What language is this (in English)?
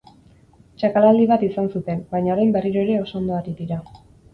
Basque